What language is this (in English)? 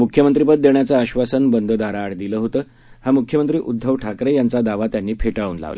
Marathi